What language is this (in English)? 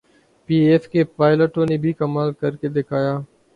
Urdu